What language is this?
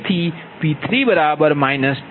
Gujarati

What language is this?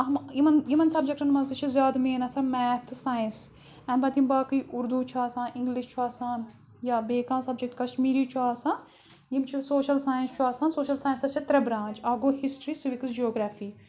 Kashmiri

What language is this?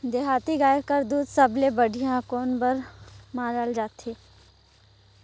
Chhattisgarhi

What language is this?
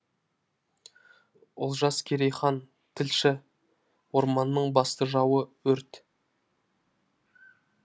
Kazakh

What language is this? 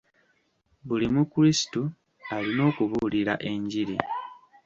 Ganda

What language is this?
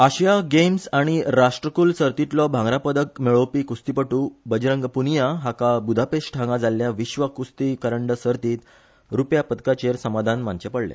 Konkani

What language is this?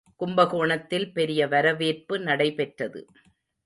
Tamil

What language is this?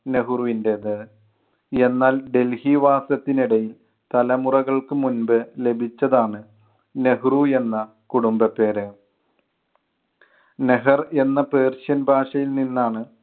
Malayalam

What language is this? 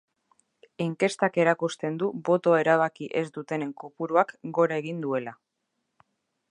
Basque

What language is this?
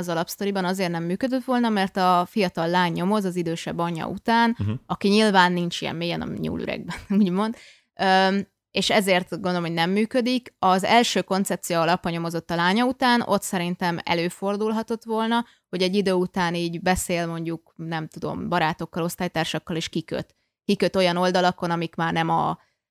Hungarian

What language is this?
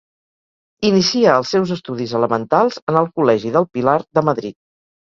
Catalan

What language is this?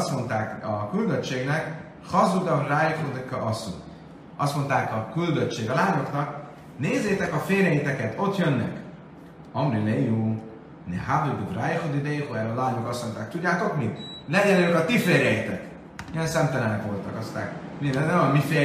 Hungarian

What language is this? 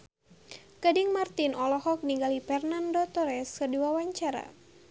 Sundanese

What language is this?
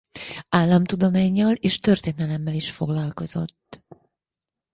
Hungarian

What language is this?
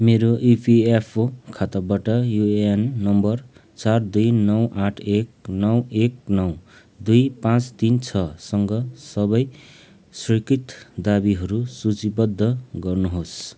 Nepali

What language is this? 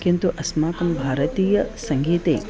Sanskrit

